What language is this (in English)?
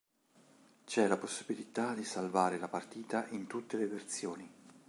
Italian